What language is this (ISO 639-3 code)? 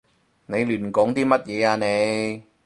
yue